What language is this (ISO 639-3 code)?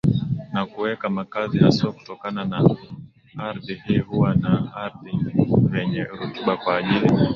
swa